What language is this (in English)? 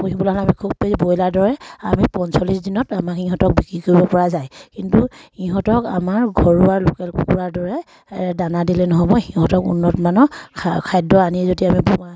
Assamese